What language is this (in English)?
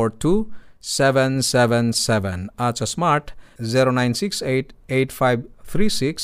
Filipino